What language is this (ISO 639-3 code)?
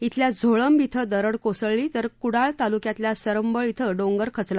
mar